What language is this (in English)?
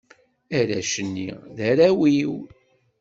Kabyle